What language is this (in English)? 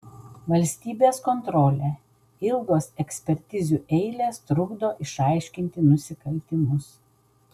Lithuanian